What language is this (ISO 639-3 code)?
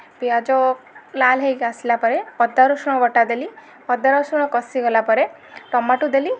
ori